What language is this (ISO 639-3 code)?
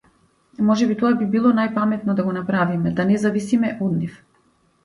mkd